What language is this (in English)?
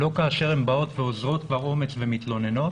Hebrew